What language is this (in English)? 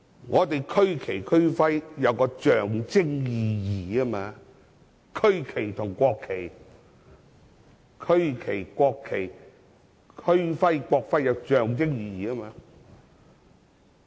Cantonese